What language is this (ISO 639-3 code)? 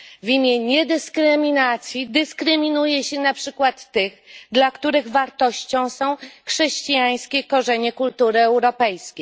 pol